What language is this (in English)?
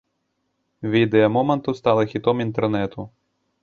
Belarusian